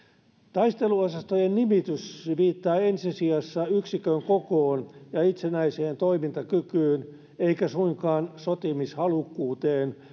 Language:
Finnish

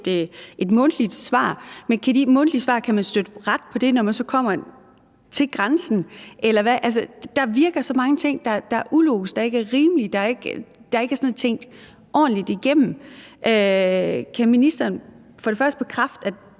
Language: Danish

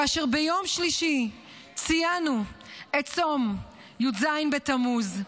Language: Hebrew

